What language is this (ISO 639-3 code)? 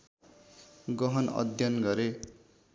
nep